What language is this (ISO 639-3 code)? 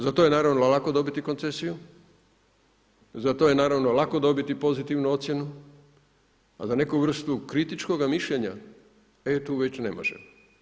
hrv